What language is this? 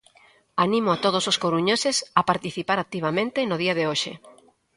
Galician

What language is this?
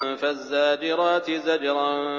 Arabic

